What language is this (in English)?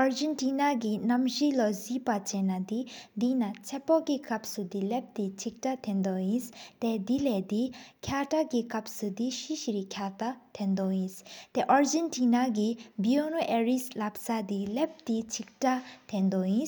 Sikkimese